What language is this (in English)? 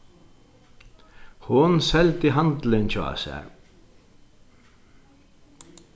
Faroese